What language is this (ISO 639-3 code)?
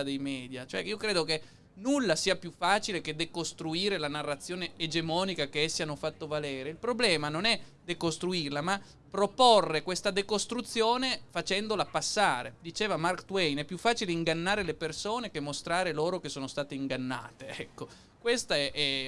ita